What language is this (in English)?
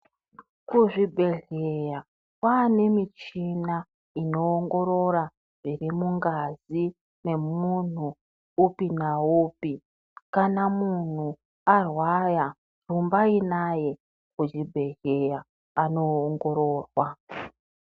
Ndau